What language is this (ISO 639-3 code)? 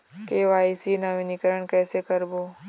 hne